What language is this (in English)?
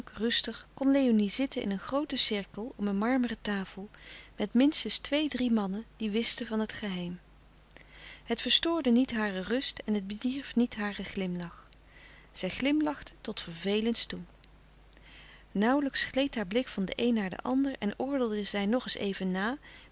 Dutch